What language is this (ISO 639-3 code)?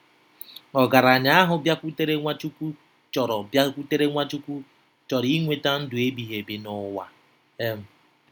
ibo